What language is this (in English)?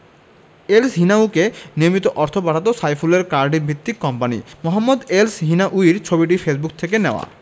Bangla